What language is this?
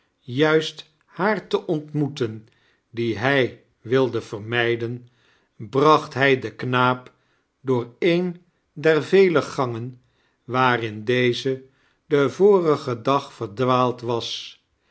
Dutch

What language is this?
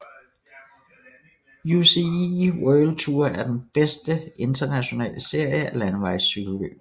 Danish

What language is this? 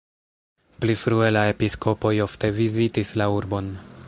Esperanto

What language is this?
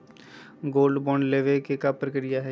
Magahi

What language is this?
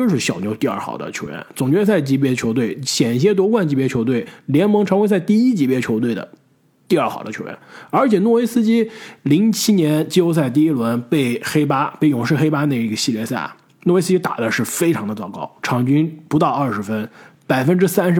Chinese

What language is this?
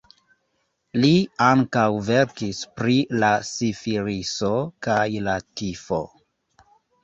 Esperanto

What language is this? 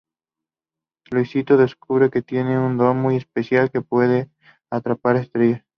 Spanish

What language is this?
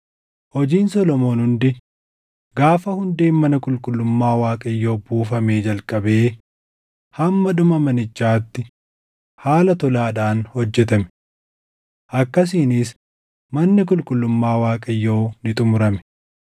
Oromo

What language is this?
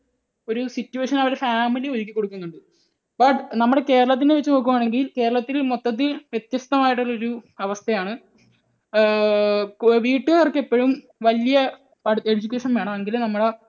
Malayalam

